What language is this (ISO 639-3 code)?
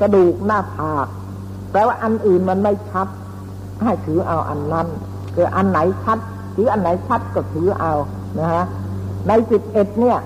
tha